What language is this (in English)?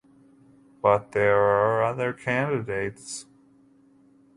English